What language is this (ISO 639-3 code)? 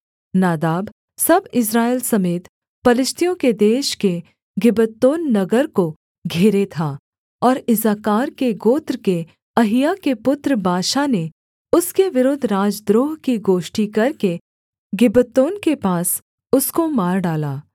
hin